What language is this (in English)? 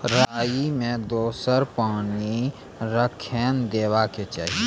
Maithili